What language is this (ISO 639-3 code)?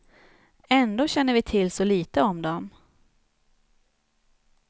swe